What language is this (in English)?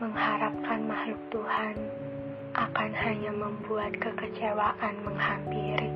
Indonesian